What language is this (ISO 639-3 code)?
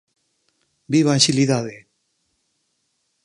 glg